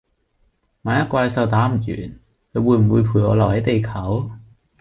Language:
Cantonese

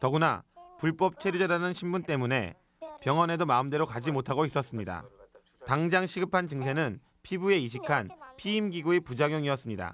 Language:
Korean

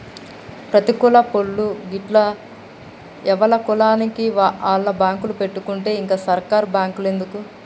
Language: Telugu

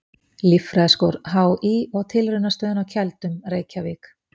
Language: Icelandic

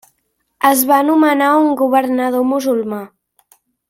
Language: Catalan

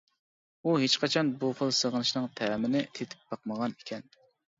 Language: Uyghur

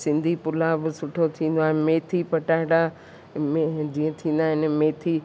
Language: Sindhi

